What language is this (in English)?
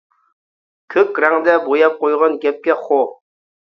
Uyghur